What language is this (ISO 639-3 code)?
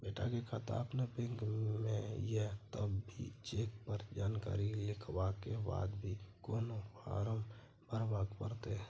mai